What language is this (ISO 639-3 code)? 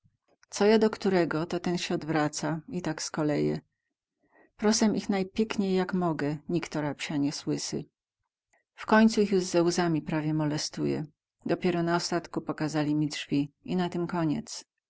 pol